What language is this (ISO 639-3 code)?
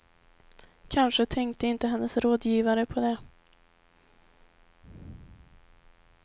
swe